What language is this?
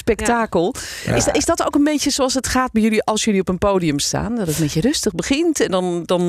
Dutch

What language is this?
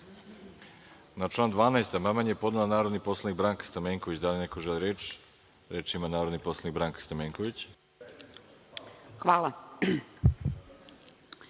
Serbian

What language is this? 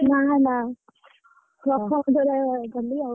Odia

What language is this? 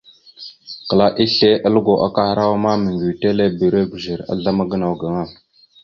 Mada (Cameroon)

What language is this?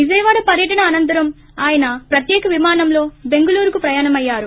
Telugu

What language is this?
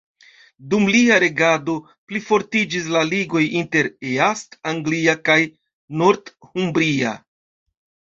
Esperanto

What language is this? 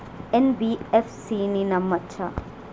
Telugu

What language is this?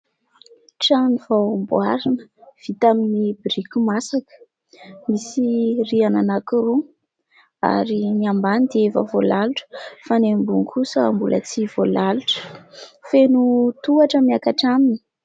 Malagasy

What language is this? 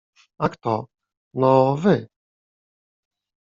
Polish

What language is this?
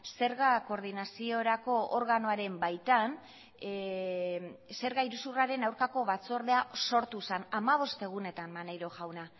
Basque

